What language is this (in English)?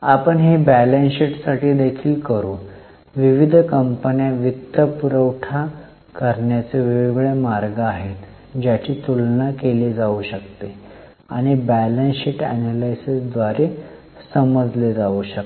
Marathi